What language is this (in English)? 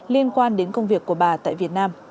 Vietnamese